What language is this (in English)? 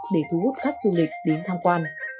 Vietnamese